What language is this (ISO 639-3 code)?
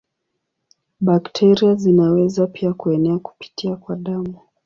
swa